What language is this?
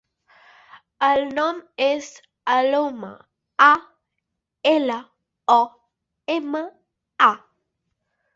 Catalan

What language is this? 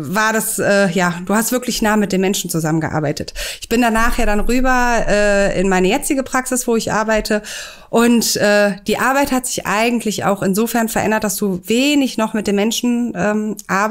German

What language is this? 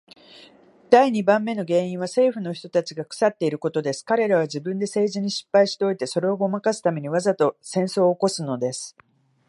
Japanese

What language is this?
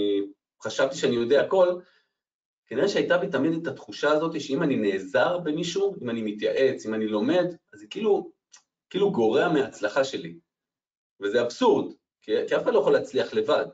Hebrew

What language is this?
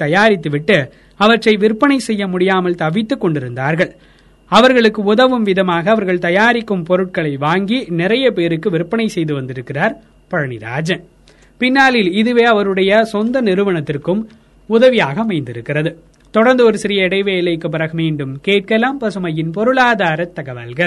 Tamil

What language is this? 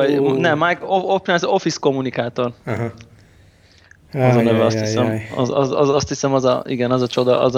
Hungarian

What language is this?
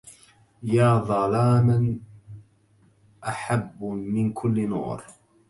Arabic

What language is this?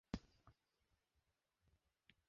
Bangla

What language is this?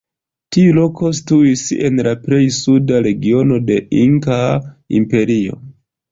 Esperanto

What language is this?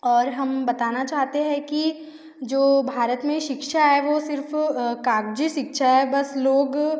Hindi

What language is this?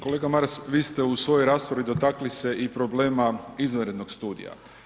Croatian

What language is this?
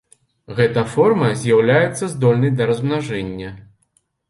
Belarusian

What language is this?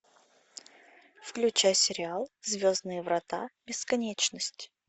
Russian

